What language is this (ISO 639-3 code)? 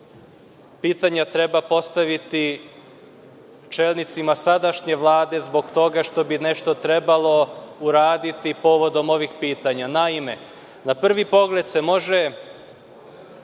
srp